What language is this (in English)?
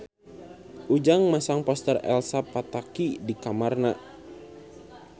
Sundanese